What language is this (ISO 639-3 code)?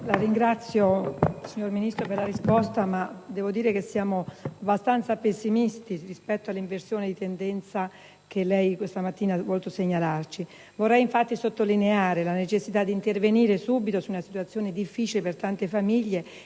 ita